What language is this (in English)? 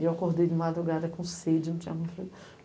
Portuguese